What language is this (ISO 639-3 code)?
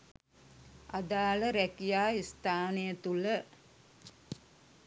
sin